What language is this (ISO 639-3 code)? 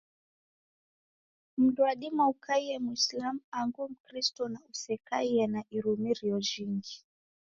dav